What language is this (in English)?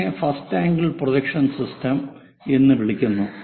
Malayalam